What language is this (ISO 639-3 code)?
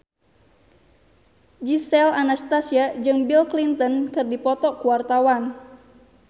sun